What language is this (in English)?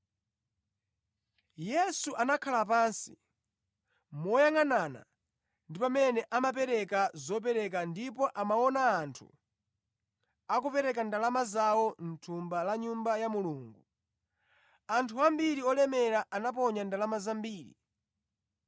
Nyanja